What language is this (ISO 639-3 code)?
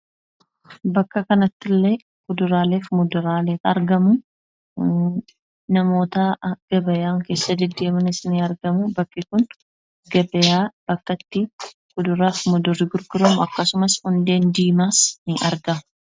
orm